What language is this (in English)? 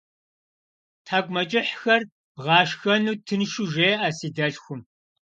Kabardian